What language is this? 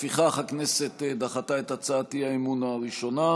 Hebrew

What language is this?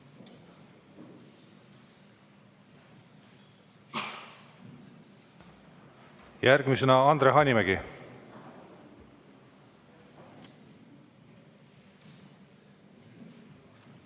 Estonian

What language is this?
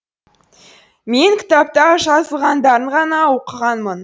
Kazakh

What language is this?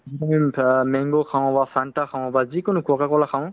Assamese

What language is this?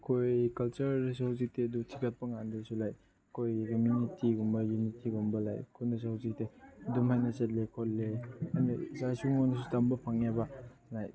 Manipuri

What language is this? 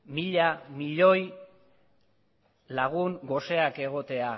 Basque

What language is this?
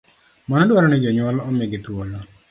Luo (Kenya and Tanzania)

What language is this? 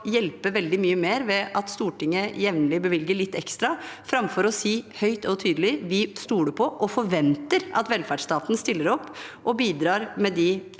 Norwegian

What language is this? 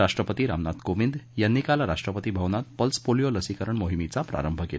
Marathi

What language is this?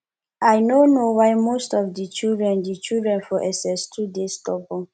Nigerian Pidgin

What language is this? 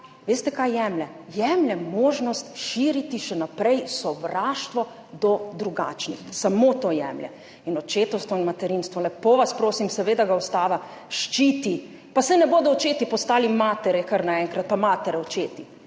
Slovenian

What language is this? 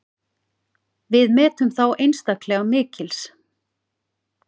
Icelandic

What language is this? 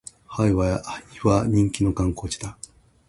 Japanese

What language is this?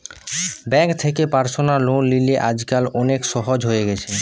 Bangla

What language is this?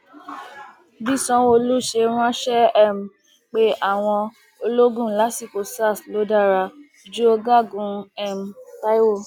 Yoruba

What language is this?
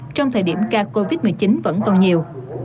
Vietnamese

